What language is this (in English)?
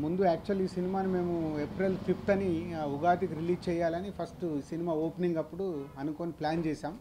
Telugu